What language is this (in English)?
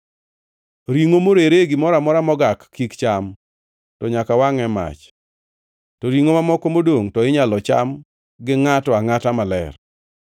Luo (Kenya and Tanzania)